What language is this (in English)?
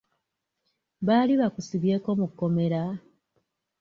Ganda